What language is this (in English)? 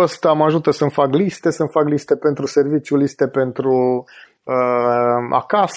Romanian